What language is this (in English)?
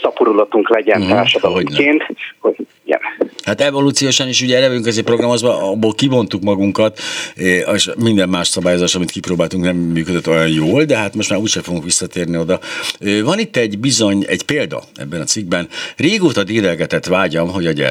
Hungarian